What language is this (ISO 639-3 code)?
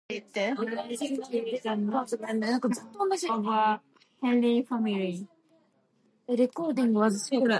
eng